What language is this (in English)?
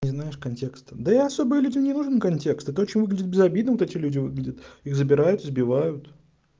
Russian